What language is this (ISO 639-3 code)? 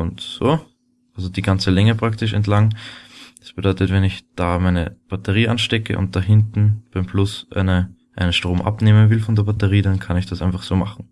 deu